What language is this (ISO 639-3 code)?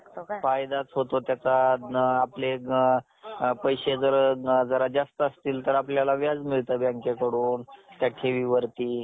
mar